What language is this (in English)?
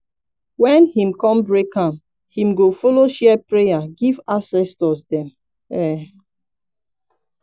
Nigerian Pidgin